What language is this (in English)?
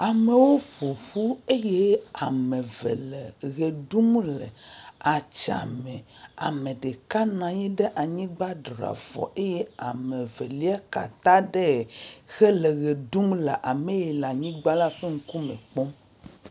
Ewe